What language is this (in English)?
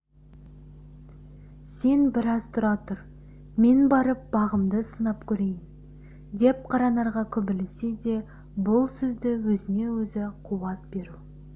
Kazakh